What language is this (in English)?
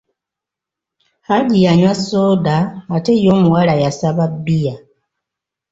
Ganda